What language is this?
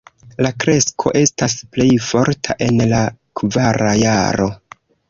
Esperanto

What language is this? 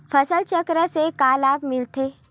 Chhattisgarhi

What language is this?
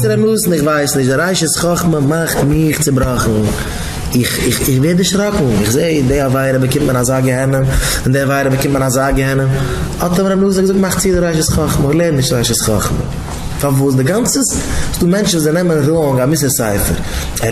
Dutch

